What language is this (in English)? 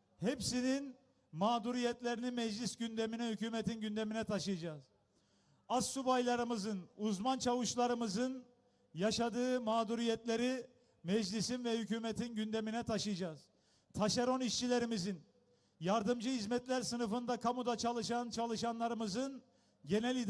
Turkish